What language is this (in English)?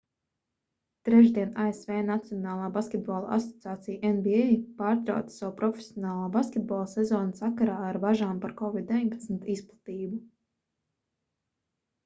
Latvian